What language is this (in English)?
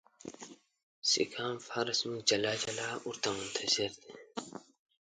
Pashto